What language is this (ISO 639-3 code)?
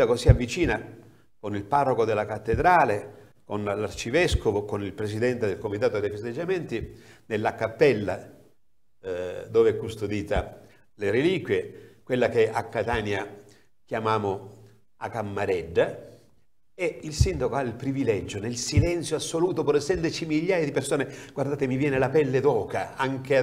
ita